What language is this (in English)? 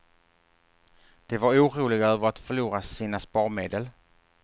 Swedish